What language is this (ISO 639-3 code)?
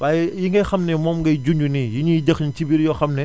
wol